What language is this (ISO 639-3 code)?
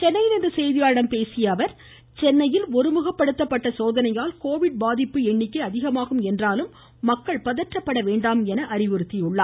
tam